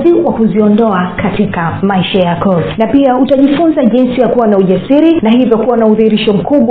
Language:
Swahili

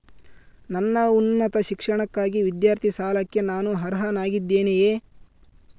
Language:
Kannada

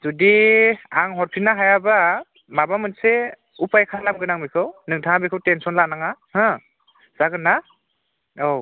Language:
Bodo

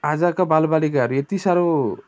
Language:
Nepali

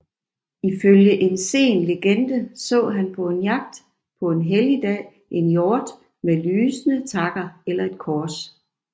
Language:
Danish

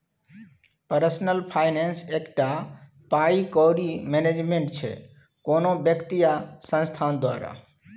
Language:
Maithili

